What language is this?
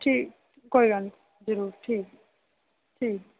Dogri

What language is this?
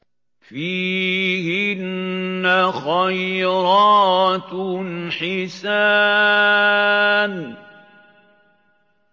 Arabic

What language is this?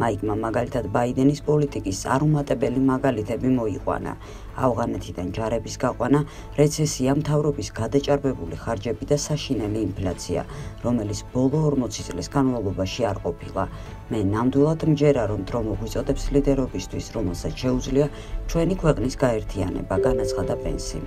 Romanian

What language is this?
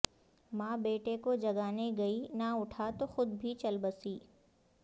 Urdu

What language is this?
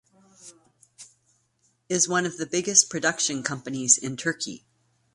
English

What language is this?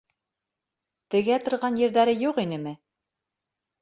Bashkir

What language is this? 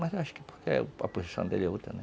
Portuguese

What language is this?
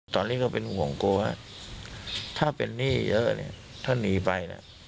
Thai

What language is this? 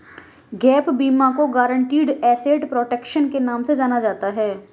Hindi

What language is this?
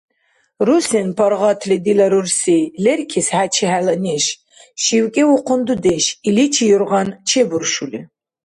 Dargwa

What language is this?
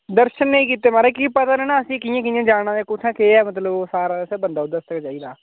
Dogri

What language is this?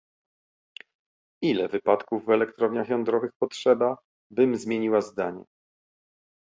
Polish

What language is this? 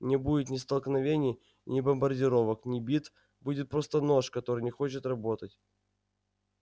Russian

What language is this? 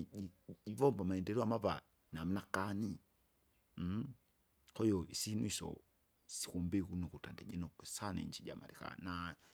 Kinga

